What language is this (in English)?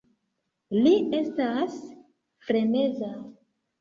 Esperanto